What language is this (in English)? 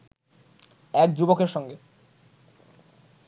Bangla